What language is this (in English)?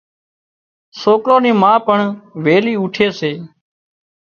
Wadiyara Koli